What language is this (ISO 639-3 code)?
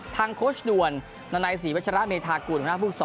tha